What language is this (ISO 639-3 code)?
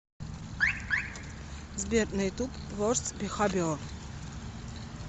rus